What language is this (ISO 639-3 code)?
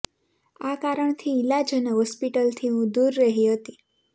guj